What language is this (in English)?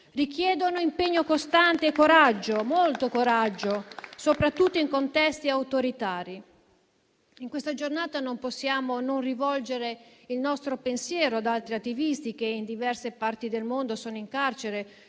Italian